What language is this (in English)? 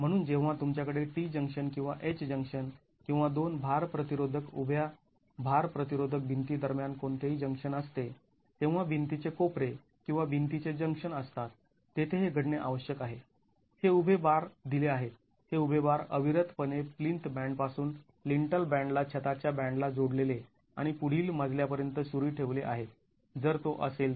Marathi